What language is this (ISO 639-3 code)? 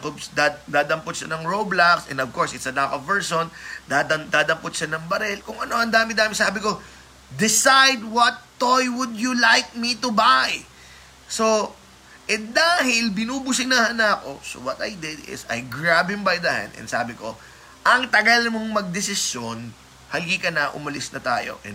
fil